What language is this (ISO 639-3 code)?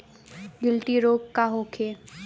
bho